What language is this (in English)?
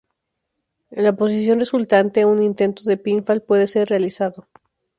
Spanish